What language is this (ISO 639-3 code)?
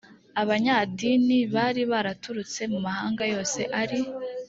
kin